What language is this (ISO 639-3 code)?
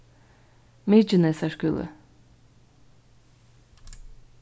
fao